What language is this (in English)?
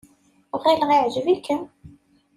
Kabyle